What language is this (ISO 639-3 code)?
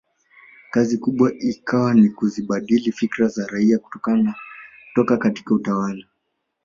swa